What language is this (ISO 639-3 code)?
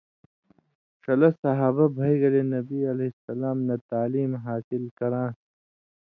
mvy